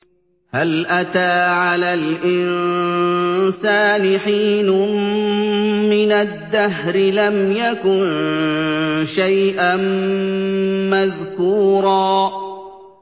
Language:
Arabic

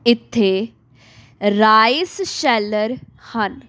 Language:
Punjabi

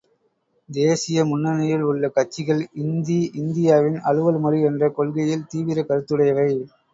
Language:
Tamil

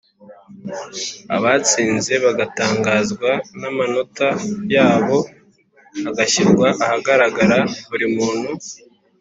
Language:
Kinyarwanda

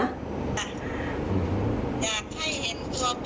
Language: Thai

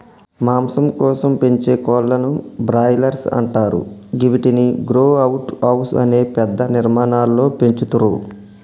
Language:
Telugu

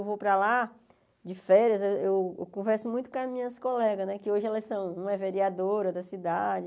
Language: Portuguese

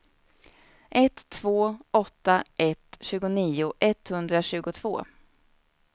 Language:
Swedish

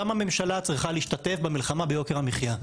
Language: Hebrew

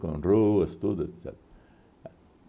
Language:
Portuguese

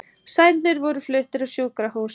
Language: Icelandic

